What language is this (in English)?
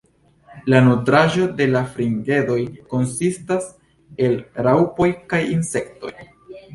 Esperanto